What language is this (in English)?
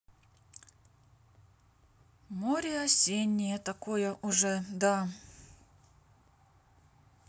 Russian